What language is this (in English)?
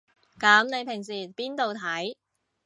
Cantonese